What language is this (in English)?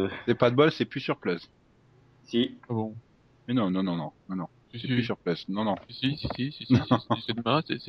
French